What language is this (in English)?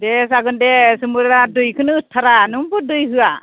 Bodo